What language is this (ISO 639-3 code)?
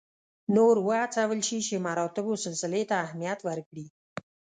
pus